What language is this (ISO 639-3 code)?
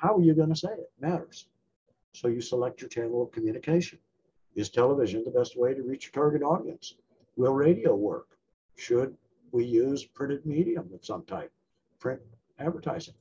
eng